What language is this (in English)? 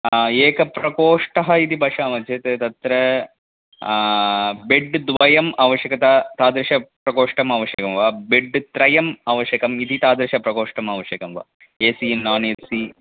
Sanskrit